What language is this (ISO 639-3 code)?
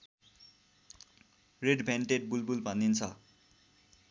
nep